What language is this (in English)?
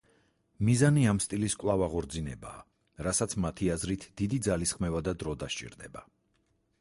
Georgian